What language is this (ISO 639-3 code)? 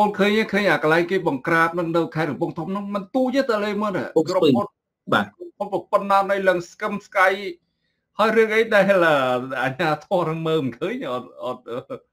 tha